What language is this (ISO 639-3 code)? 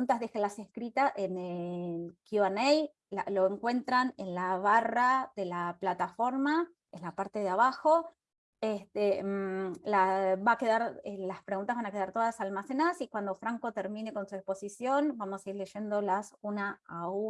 spa